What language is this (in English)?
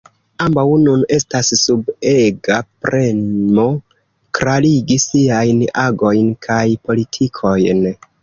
Esperanto